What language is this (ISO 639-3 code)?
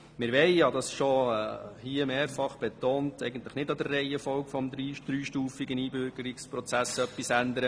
gsw